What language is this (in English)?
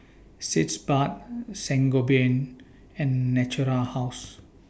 English